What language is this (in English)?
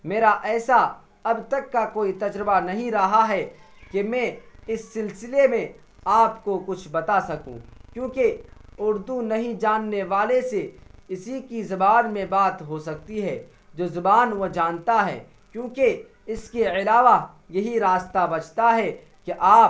Urdu